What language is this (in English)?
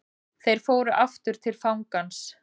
Icelandic